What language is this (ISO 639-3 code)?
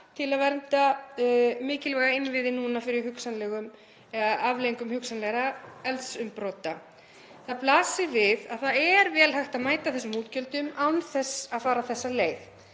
isl